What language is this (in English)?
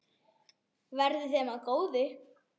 Icelandic